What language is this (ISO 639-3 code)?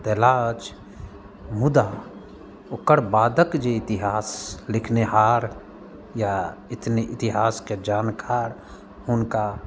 mai